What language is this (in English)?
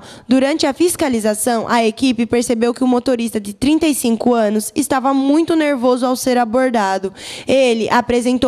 Portuguese